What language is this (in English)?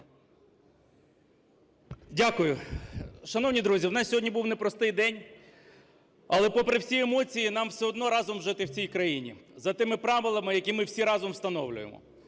Ukrainian